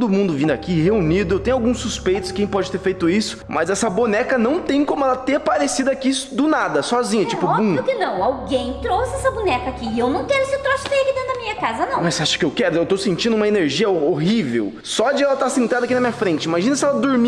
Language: Portuguese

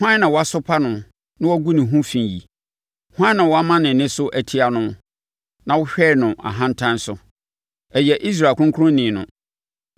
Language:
Akan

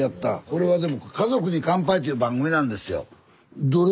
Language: Japanese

